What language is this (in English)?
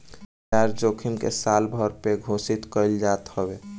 Bhojpuri